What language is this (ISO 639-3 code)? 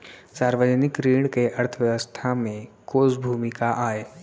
hne